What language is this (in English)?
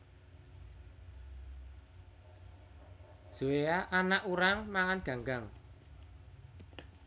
Javanese